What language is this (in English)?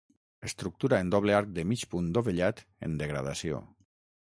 Catalan